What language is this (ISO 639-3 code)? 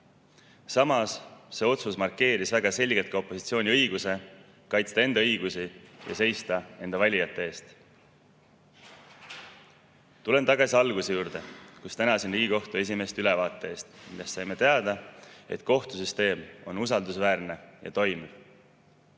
est